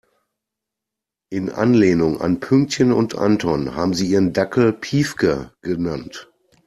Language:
German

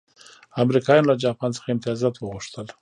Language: Pashto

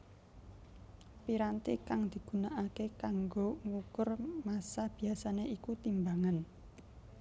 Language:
Javanese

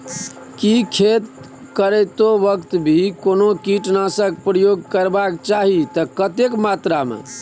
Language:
Maithili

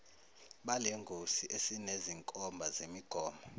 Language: Zulu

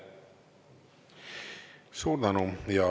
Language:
Estonian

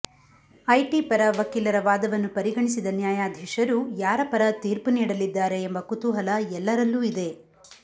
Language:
Kannada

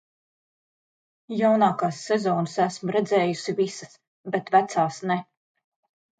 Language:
Latvian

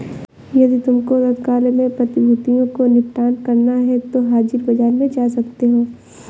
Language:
Hindi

